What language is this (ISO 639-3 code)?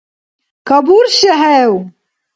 dar